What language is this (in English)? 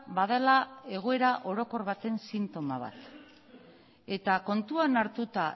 Basque